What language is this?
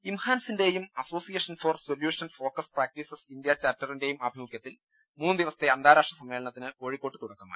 Malayalam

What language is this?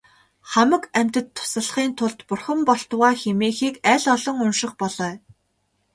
Mongolian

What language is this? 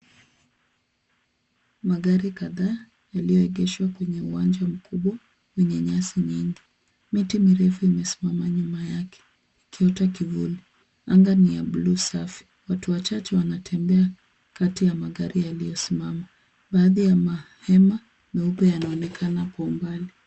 Swahili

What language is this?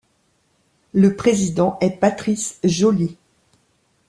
French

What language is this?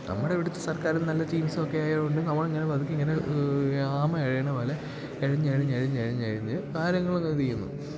Malayalam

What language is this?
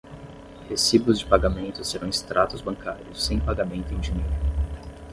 Portuguese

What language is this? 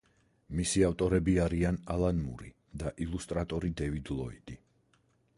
Georgian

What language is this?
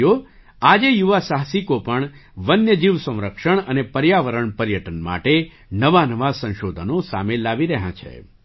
Gujarati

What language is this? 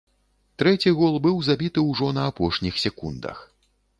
Belarusian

